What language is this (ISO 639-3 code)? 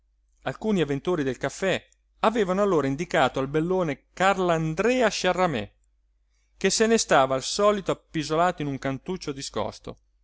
ita